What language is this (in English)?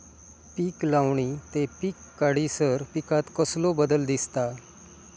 Marathi